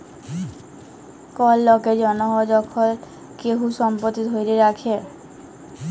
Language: Bangla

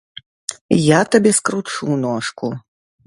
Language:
Belarusian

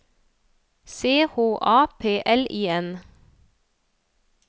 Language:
Norwegian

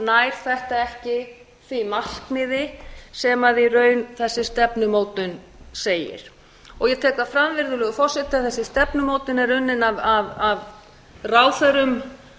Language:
Icelandic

